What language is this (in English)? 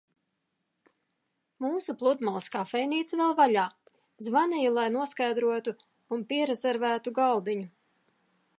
Latvian